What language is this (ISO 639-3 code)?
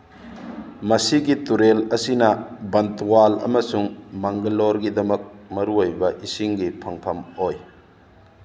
mni